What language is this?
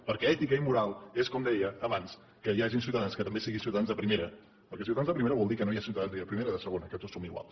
Catalan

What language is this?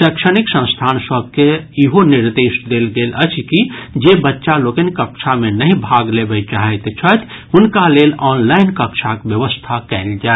Maithili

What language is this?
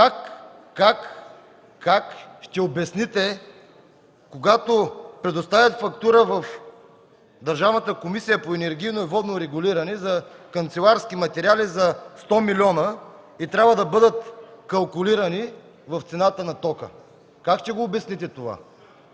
Bulgarian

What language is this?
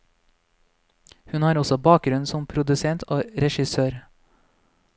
Norwegian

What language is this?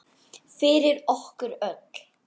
Icelandic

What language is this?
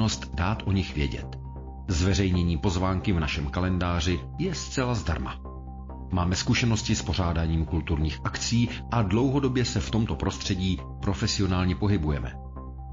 Czech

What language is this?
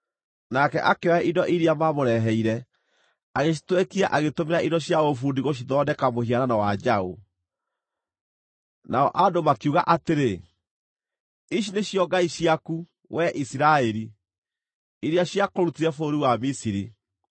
Kikuyu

